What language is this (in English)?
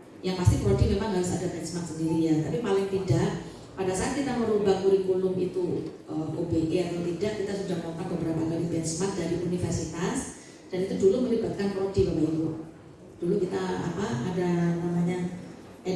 Indonesian